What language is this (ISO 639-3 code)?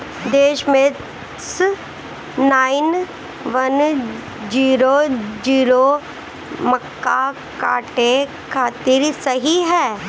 bho